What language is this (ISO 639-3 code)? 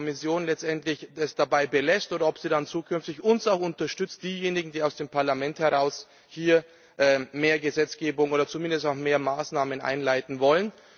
deu